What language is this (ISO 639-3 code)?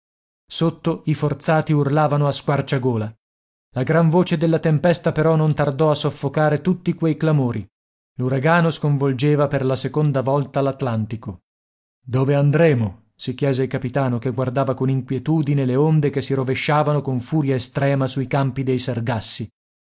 ita